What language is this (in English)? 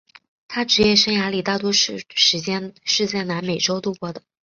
Chinese